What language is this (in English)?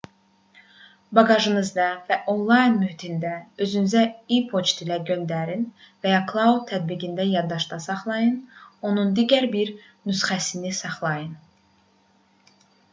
Azerbaijani